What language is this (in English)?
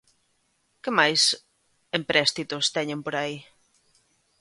Galician